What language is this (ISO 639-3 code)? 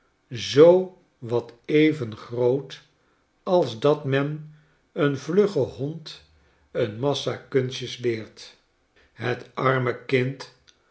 nld